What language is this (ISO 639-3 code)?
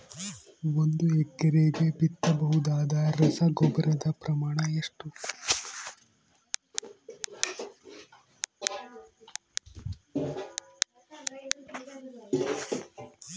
kan